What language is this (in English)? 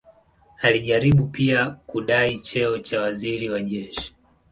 Swahili